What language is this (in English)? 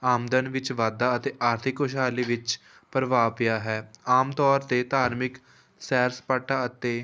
Punjabi